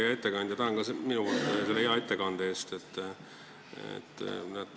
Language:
Estonian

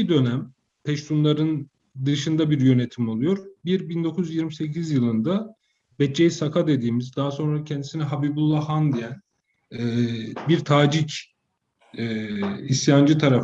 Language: Turkish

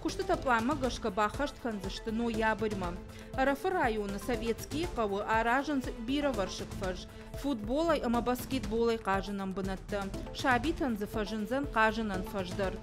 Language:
Russian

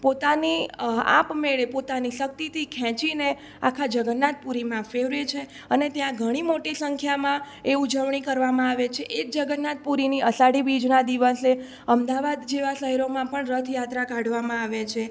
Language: Gujarati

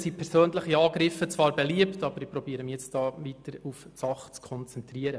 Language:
Swiss German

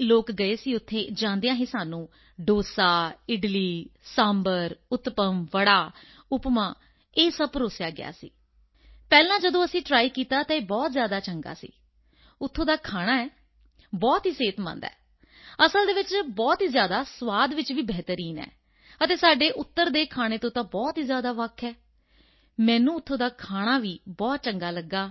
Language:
Punjabi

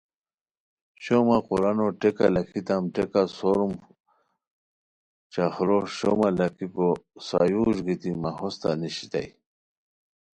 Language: Khowar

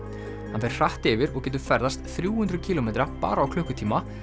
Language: Icelandic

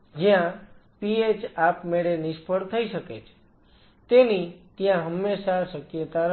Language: Gujarati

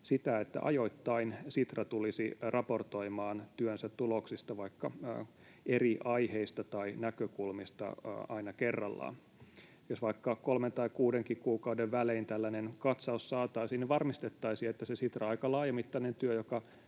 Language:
Finnish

